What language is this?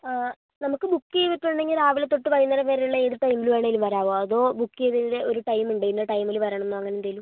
Malayalam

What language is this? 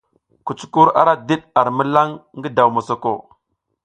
South Giziga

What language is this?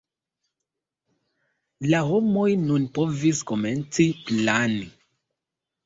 Esperanto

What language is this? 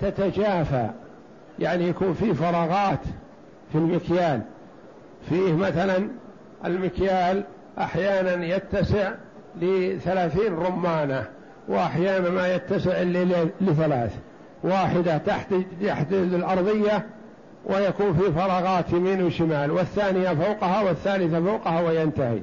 Arabic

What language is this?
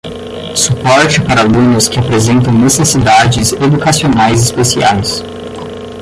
Portuguese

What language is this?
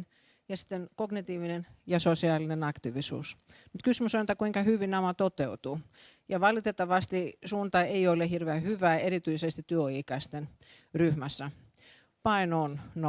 Finnish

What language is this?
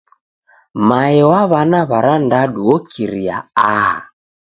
Taita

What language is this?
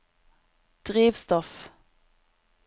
Norwegian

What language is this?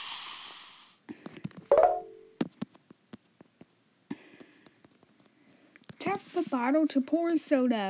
English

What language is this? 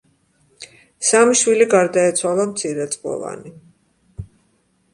Georgian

